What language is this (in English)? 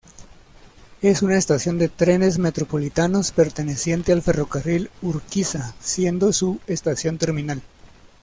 Spanish